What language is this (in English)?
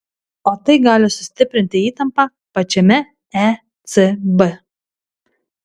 Lithuanian